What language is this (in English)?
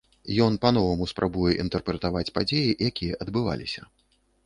Belarusian